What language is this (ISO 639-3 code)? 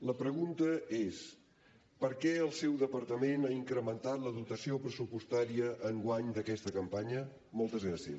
cat